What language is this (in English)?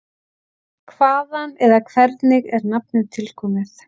Icelandic